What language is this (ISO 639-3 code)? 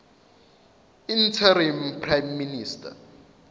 zul